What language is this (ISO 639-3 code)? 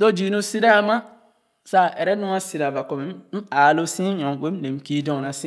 ogo